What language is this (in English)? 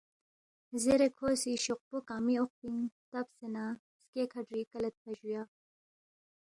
Balti